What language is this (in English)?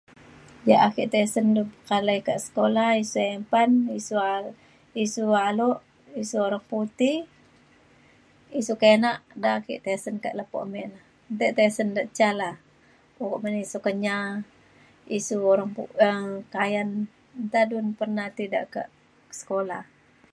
Mainstream Kenyah